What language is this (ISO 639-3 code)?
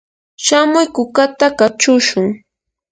qur